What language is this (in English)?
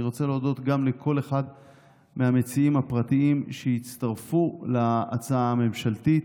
Hebrew